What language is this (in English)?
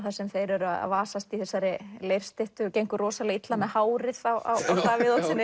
Icelandic